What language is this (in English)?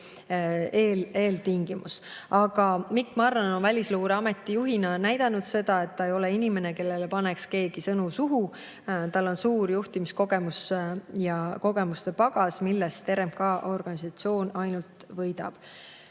Estonian